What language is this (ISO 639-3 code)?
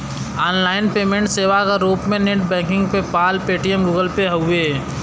bho